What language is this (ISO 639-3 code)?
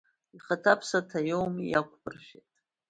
abk